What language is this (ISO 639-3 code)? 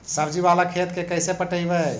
mag